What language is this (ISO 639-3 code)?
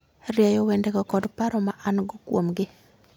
luo